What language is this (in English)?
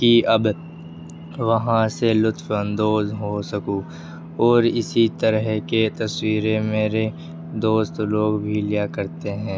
Urdu